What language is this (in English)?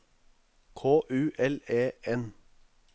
Norwegian